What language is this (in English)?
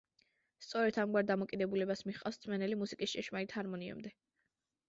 Georgian